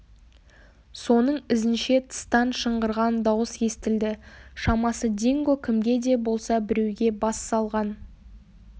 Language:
Kazakh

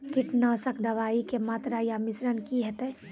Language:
Maithili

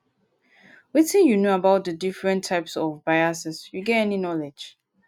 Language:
Nigerian Pidgin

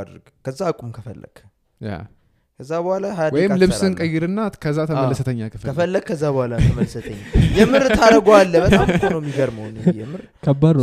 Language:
Amharic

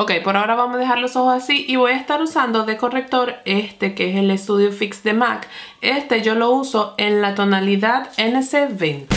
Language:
Spanish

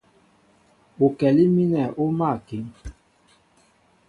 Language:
Mbo (Cameroon)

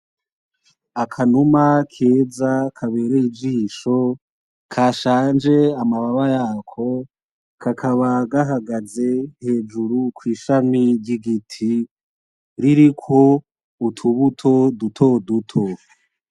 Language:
Rundi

